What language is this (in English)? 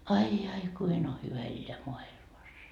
Finnish